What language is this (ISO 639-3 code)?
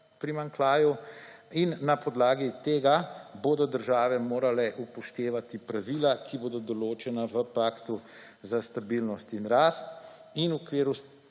slv